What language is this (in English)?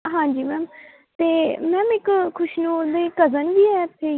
Punjabi